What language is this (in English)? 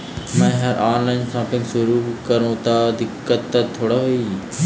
Chhattisgarhi